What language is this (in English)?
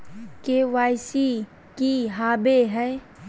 Magahi